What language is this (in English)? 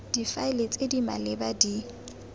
Tswana